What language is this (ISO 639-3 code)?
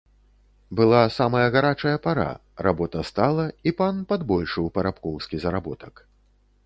bel